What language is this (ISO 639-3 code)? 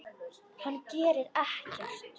isl